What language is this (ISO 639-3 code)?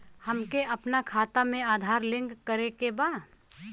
bho